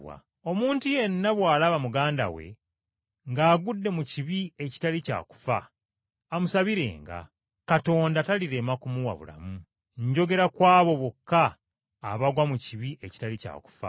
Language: Ganda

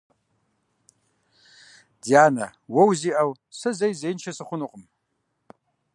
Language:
Kabardian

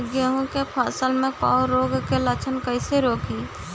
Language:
Bhojpuri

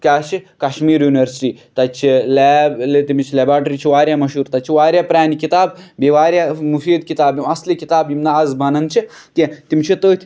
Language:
Kashmiri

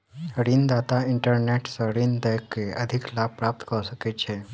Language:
Maithili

